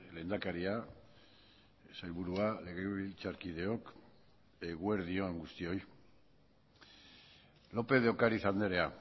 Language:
Basque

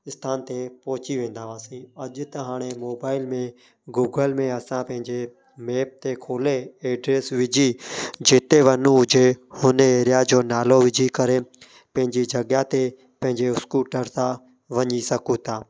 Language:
Sindhi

